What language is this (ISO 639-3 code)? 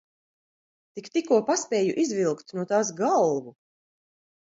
lav